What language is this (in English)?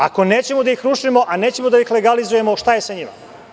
Serbian